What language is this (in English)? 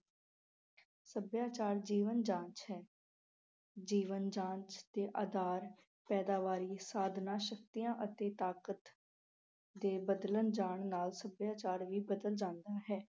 Punjabi